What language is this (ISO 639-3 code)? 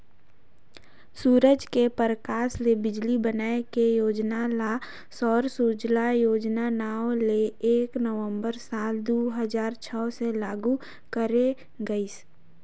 hne